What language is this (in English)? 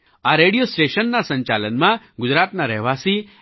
Gujarati